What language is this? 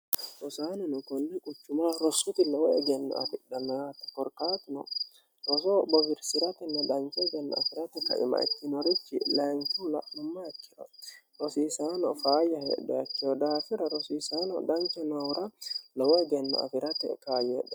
Sidamo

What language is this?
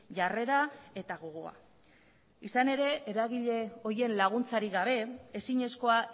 Basque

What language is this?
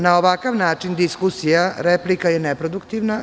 Serbian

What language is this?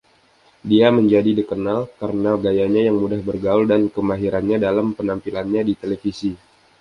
Indonesian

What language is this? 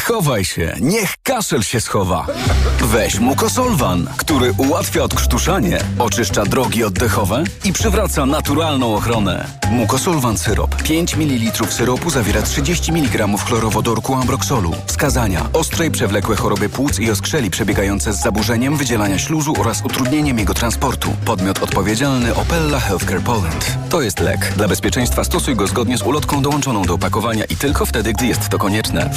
Polish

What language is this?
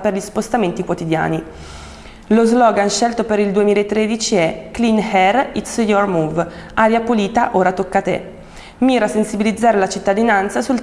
Italian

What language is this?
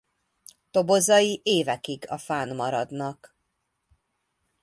Hungarian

